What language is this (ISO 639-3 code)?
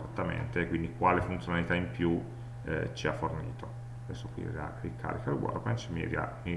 ita